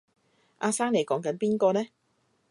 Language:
Cantonese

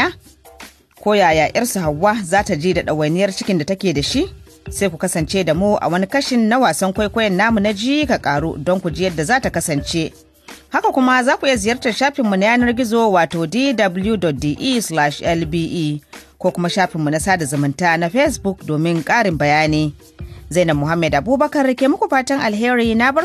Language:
Filipino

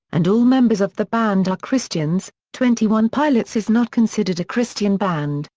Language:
English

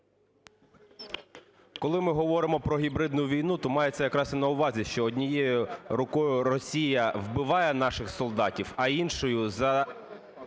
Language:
Ukrainian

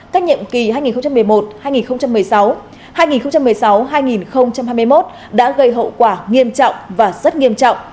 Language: Vietnamese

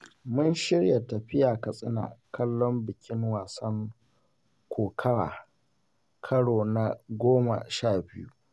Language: Hausa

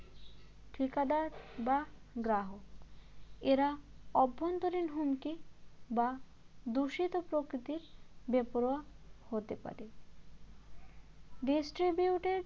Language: Bangla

